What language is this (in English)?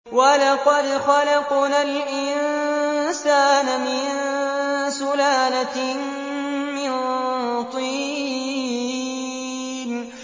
Arabic